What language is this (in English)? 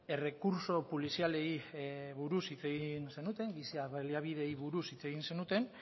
Basque